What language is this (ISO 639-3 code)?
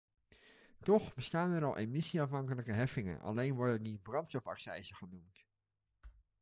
nld